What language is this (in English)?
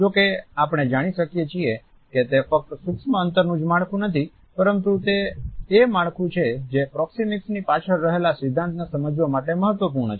Gujarati